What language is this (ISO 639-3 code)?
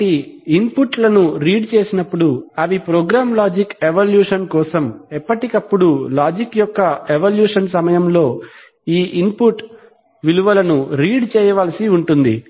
tel